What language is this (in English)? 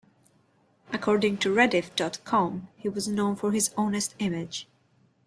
English